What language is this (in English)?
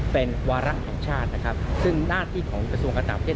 Thai